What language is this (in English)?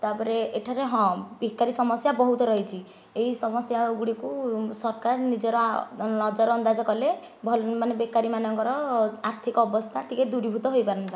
Odia